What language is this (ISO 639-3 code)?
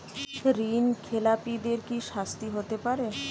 ben